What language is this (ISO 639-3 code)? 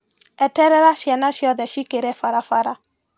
kik